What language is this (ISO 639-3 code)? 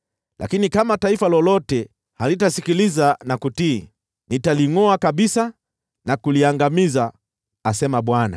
swa